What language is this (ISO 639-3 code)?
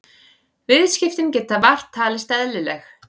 isl